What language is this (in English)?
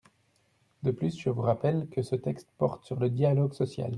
French